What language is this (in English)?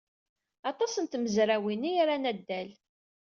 Kabyle